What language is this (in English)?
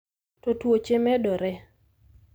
Luo (Kenya and Tanzania)